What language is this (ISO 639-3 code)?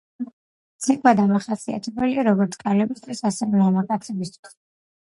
kat